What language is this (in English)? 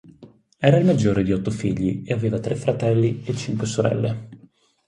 Italian